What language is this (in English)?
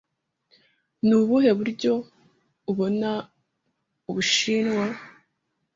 Kinyarwanda